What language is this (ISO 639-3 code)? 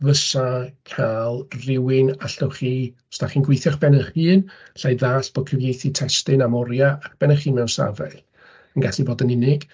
cym